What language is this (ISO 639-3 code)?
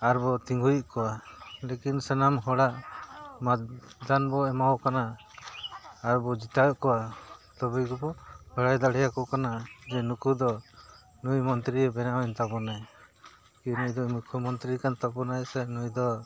sat